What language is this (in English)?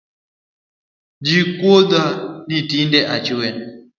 Luo (Kenya and Tanzania)